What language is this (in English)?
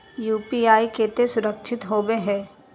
Magahi